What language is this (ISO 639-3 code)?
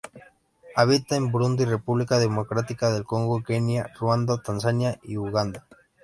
spa